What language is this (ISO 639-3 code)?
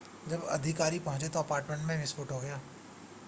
hin